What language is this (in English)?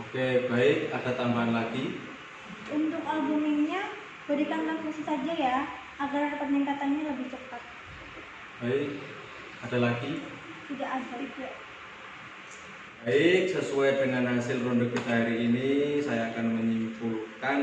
Indonesian